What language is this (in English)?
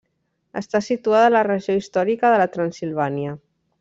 Catalan